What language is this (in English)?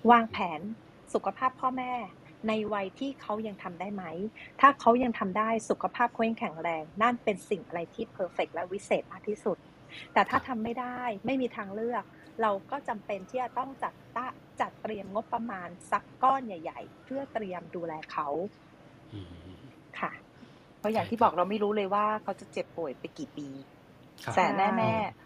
Thai